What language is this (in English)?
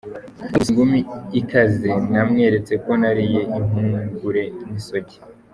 Kinyarwanda